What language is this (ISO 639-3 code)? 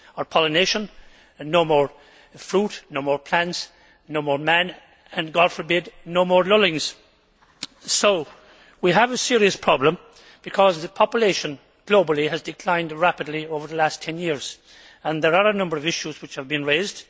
eng